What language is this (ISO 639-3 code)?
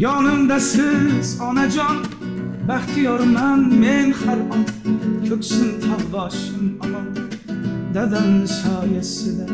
tur